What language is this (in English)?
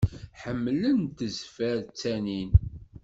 Kabyle